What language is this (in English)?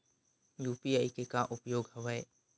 Chhattisgarhi